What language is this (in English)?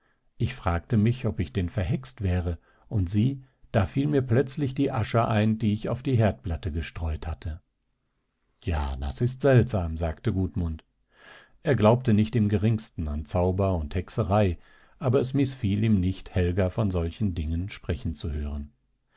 German